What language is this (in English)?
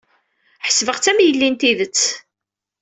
Kabyle